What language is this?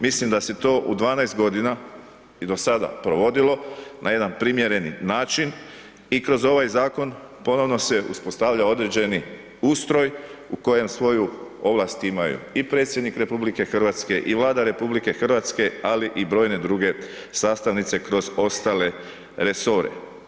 Croatian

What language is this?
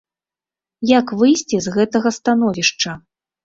Belarusian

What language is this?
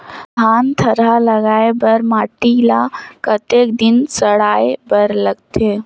Chhattisgarhi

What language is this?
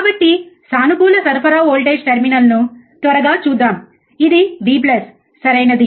Telugu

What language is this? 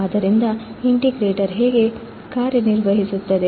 Kannada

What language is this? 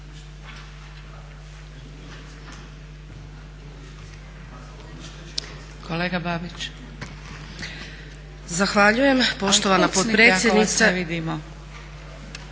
Croatian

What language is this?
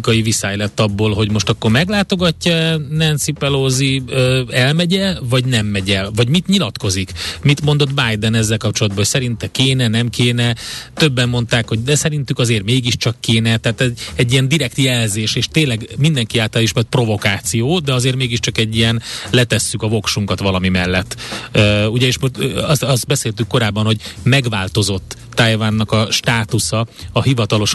Hungarian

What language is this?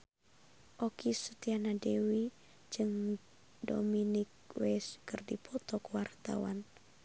Sundanese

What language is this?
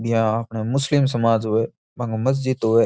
Rajasthani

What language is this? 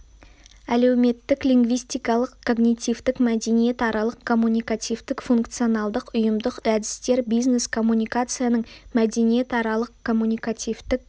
Kazakh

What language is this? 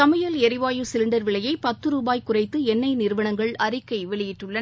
Tamil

